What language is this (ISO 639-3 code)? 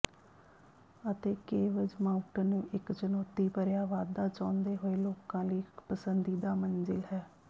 pan